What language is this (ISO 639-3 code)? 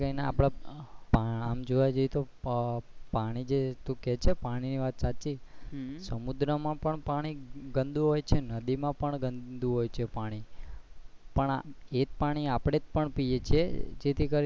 guj